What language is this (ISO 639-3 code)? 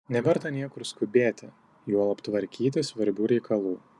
lit